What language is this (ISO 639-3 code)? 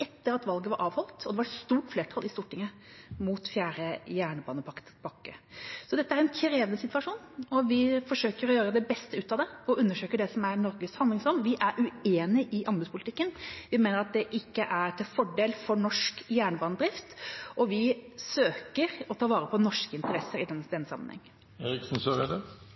nob